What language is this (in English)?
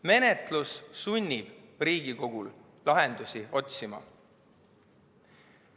Estonian